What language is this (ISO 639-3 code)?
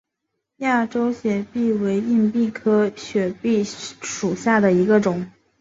zho